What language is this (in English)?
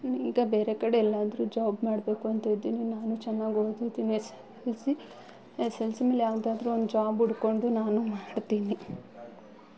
Kannada